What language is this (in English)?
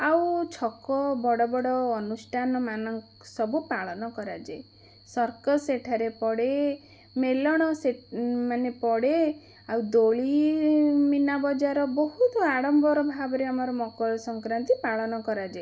Odia